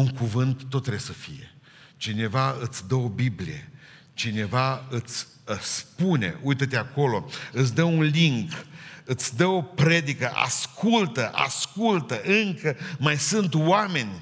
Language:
Romanian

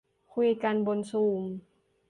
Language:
Thai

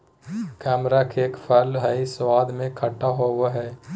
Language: Magahi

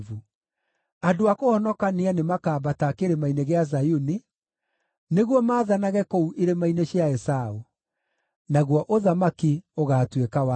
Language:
Kikuyu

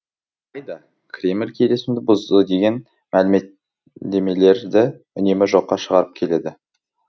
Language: Kazakh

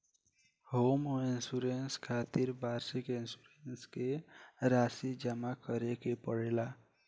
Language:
Bhojpuri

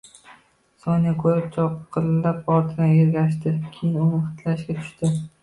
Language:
Uzbek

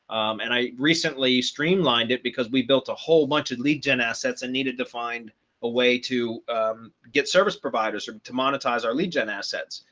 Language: English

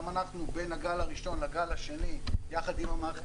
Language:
Hebrew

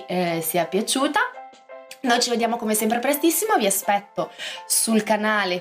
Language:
Italian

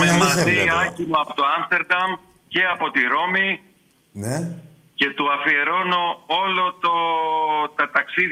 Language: Greek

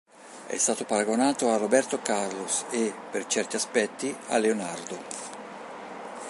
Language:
Italian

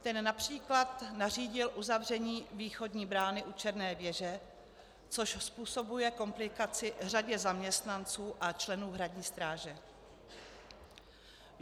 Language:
Czech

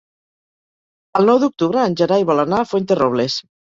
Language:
Catalan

